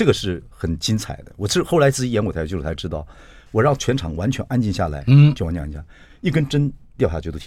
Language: Chinese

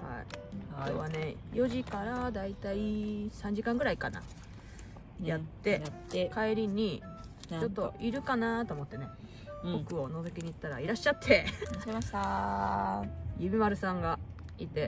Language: Japanese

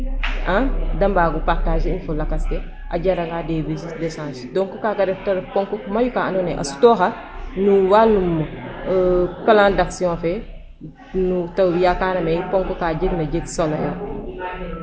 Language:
Serer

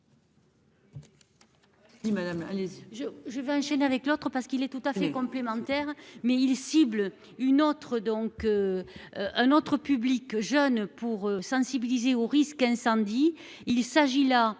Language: French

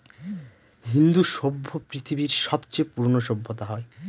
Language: Bangla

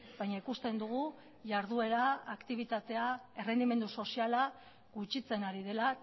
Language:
Basque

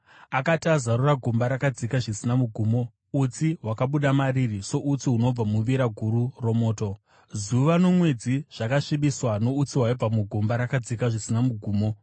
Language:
Shona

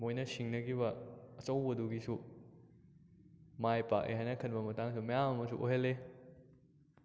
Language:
Manipuri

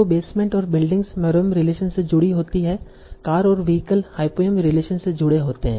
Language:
Hindi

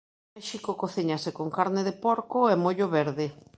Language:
Galician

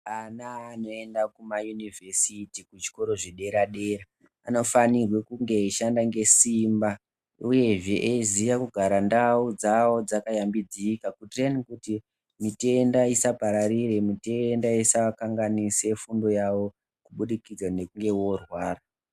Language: Ndau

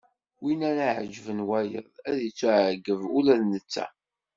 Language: Kabyle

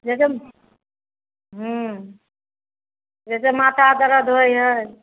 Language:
Maithili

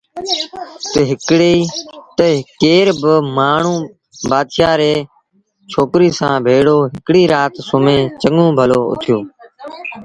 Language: Sindhi Bhil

